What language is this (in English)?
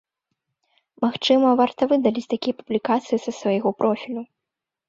Belarusian